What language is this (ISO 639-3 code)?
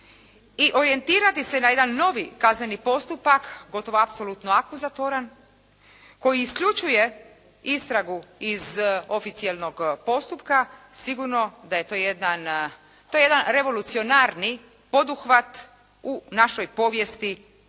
hrv